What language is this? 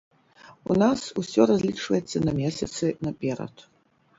Belarusian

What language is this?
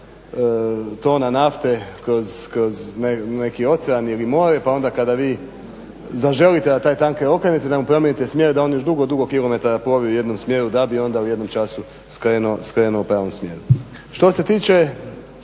Croatian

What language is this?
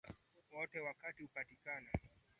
Swahili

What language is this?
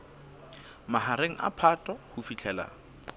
Southern Sotho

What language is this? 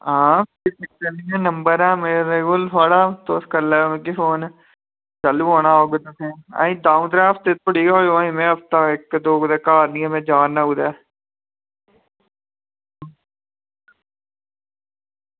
Dogri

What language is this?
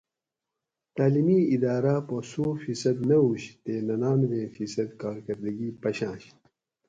Gawri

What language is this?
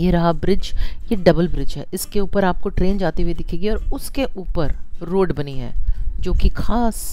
Hindi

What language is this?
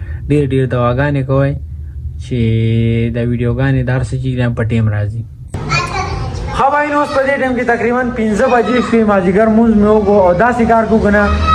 Arabic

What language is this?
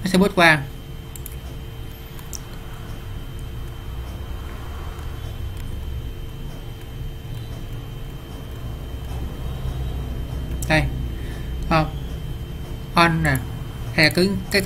Vietnamese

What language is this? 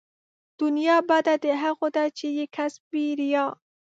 Pashto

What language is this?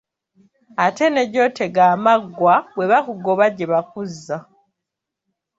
Ganda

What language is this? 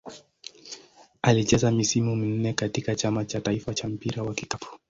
Swahili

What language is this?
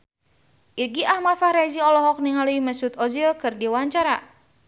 Sundanese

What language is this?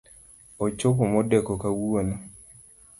Luo (Kenya and Tanzania)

